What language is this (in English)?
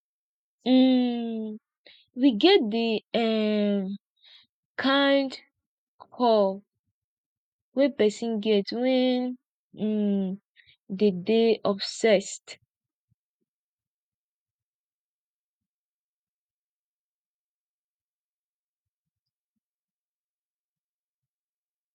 Nigerian Pidgin